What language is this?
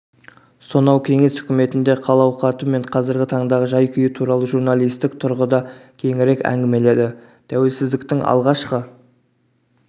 Kazakh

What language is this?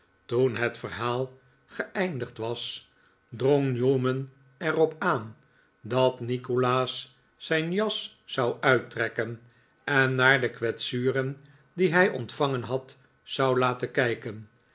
Dutch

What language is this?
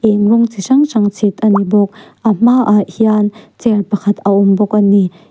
Mizo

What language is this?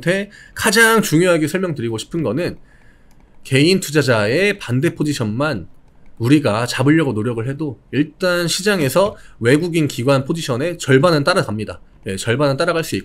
Korean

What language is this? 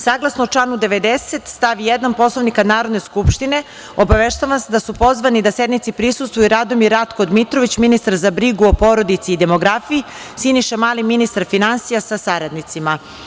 Serbian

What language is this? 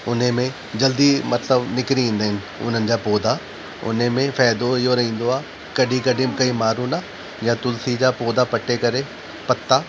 Sindhi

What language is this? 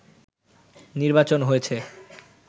Bangla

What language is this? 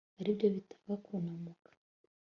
Kinyarwanda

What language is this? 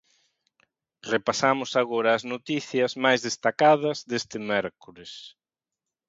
Galician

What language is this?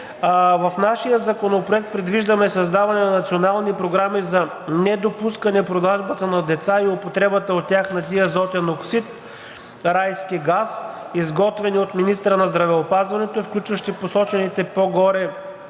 Bulgarian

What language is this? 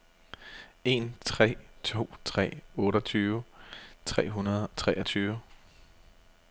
Danish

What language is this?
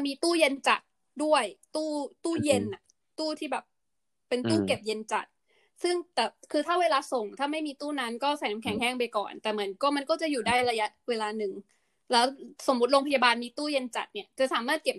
Thai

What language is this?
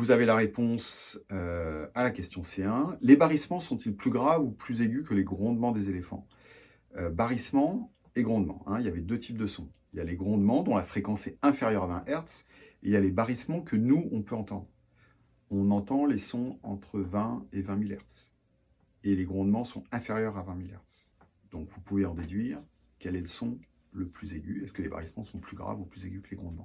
French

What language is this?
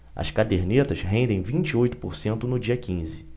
Portuguese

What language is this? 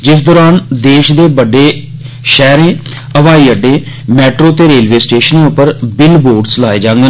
Dogri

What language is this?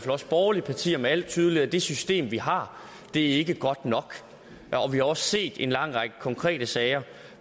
Danish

